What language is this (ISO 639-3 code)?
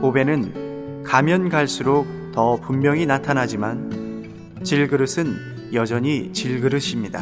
kor